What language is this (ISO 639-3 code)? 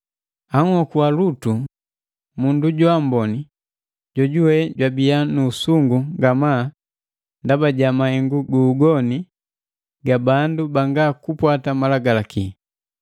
mgv